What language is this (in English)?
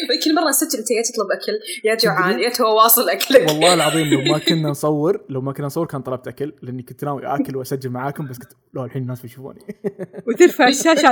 Arabic